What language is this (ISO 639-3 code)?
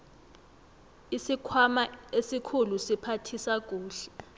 nbl